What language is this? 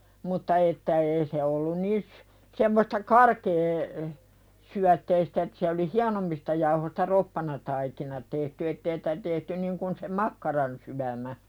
Finnish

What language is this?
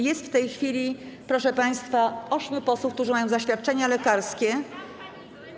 Polish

